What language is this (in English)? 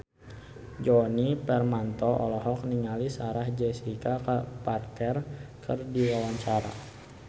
Sundanese